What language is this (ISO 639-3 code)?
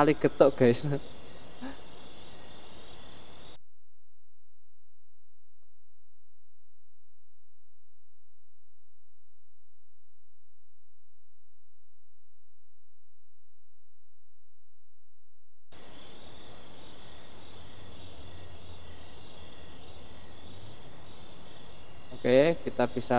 ind